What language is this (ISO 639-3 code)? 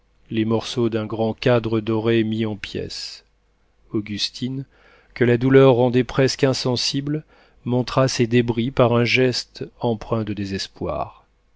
fra